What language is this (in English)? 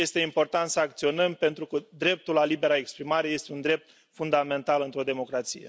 Romanian